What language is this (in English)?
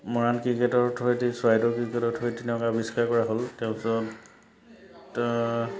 Assamese